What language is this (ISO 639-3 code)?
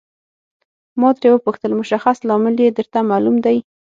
pus